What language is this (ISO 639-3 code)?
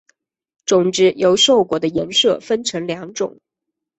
zho